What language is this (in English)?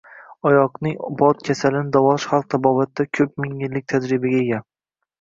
Uzbek